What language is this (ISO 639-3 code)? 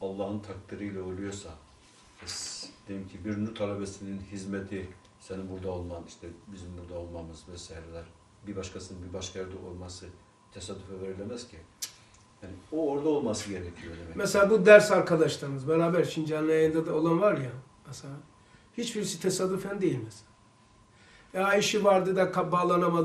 tur